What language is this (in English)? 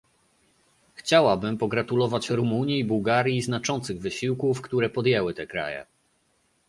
Polish